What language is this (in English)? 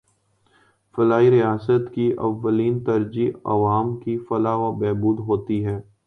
Urdu